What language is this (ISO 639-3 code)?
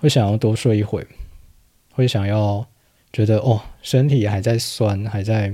zho